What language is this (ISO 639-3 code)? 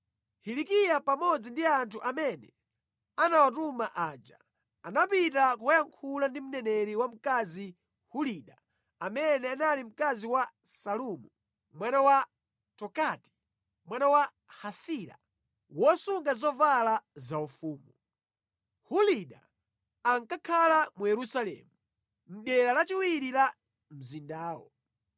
nya